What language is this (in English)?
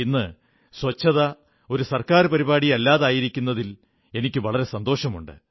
Malayalam